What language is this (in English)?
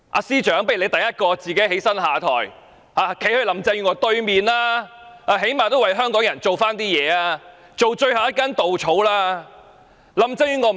Cantonese